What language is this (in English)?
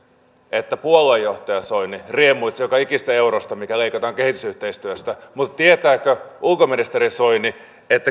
Finnish